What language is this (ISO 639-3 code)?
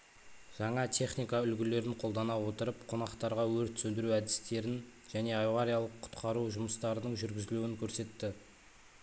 kaz